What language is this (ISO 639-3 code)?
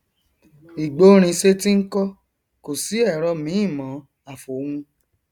yor